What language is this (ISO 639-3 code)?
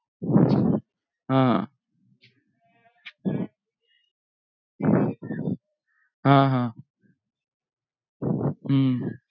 mar